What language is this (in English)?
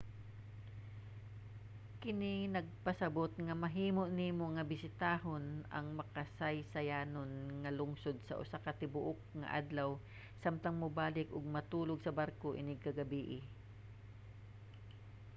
Cebuano